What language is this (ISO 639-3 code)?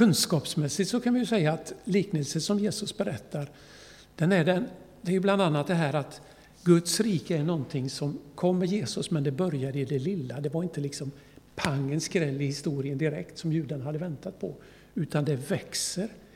swe